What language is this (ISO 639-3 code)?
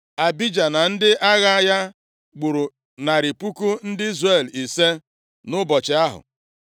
ibo